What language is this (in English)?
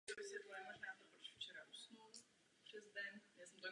Czech